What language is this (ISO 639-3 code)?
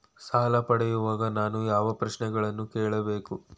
kan